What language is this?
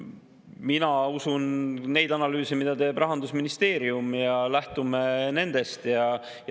Estonian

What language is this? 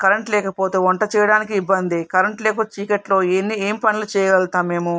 Telugu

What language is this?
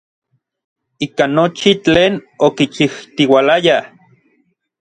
Orizaba Nahuatl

